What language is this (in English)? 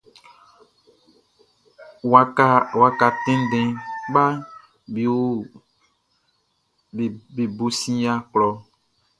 Baoulé